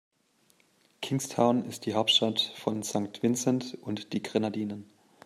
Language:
German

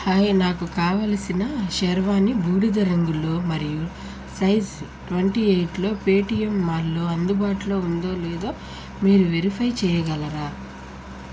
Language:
Telugu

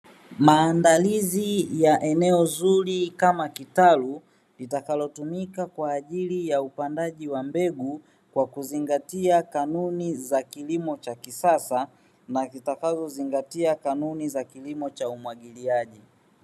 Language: Swahili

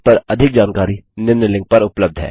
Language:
Hindi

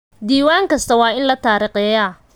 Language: Somali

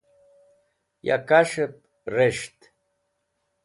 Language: Wakhi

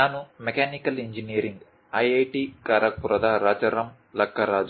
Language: Kannada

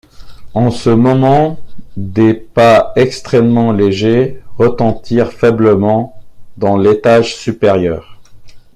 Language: French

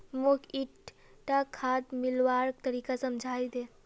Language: Magahi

